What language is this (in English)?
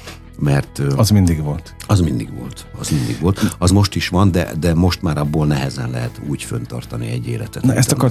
Hungarian